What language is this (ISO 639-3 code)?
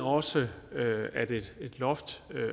dan